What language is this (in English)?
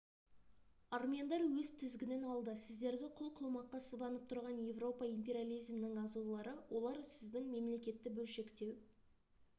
Kazakh